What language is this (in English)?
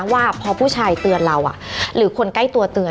Thai